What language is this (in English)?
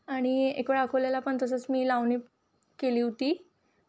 Marathi